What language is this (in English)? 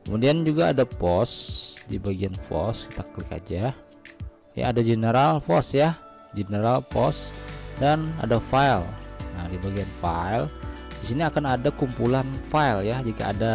Indonesian